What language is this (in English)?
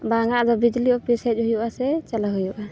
Santali